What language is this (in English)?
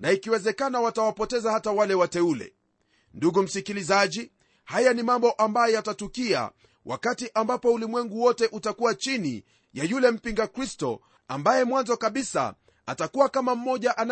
Swahili